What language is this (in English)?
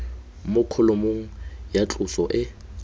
Tswana